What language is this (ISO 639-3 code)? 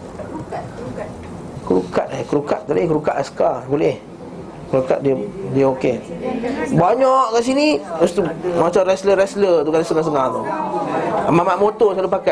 msa